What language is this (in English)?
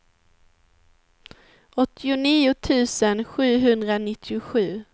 Swedish